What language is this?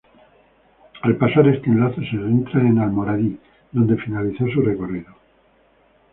Spanish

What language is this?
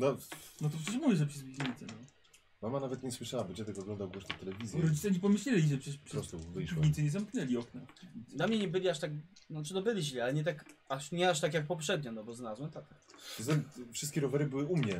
Polish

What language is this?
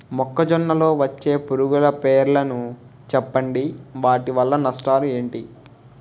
Telugu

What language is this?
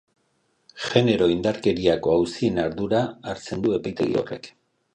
Basque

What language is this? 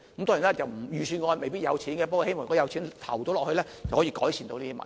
Cantonese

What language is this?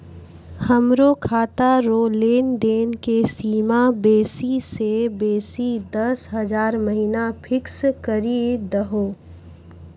Maithili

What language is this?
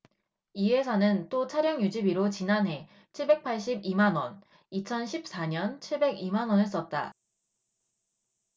Korean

